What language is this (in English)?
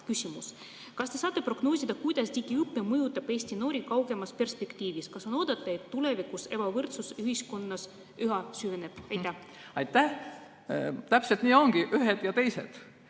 Estonian